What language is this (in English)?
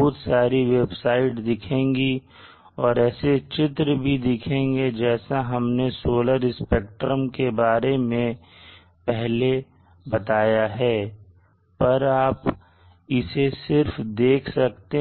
Hindi